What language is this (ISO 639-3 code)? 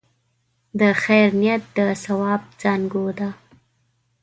pus